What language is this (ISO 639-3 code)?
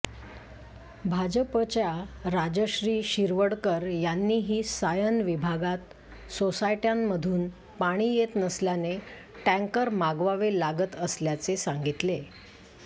mar